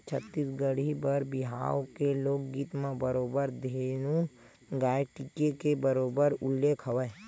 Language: Chhattisgarhi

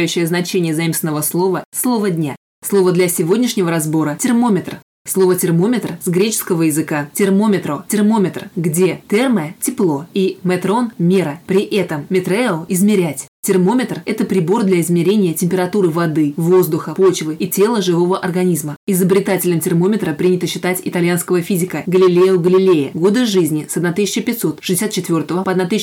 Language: Russian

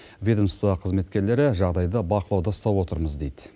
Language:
Kazakh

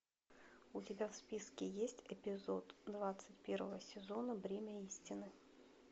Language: Russian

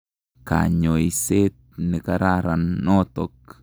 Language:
Kalenjin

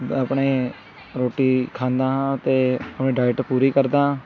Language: Punjabi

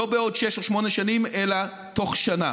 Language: Hebrew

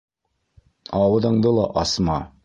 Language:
Bashkir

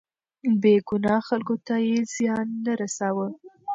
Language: Pashto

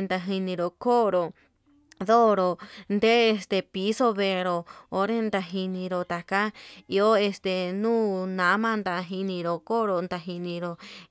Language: Yutanduchi Mixtec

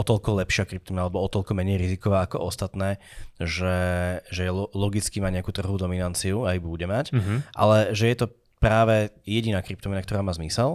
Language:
Slovak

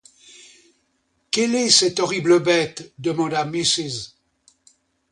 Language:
French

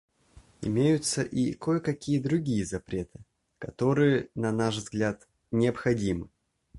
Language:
Russian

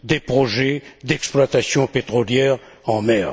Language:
French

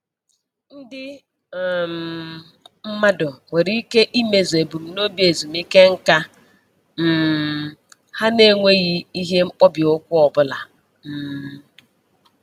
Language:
Igbo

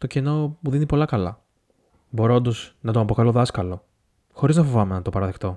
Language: Greek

